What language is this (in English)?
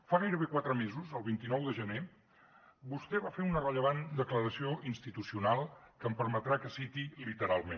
Catalan